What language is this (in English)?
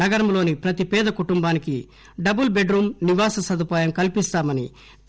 Telugu